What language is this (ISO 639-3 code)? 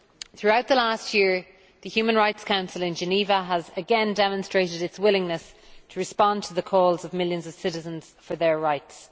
eng